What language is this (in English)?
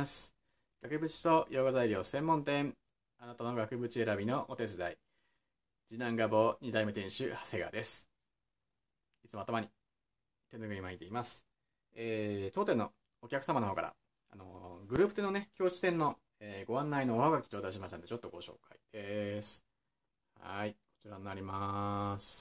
Japanese